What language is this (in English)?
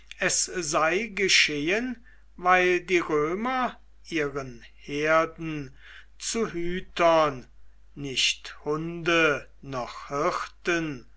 German